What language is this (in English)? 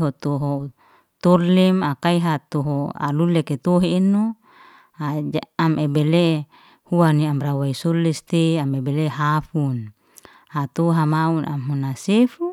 Liana-Seti